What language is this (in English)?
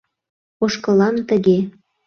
Mari